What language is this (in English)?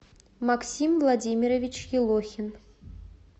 Russian